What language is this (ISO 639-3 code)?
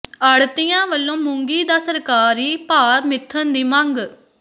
pan